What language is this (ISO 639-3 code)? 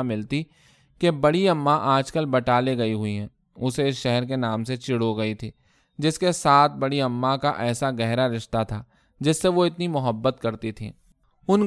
urd